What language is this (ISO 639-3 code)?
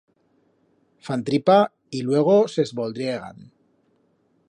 arg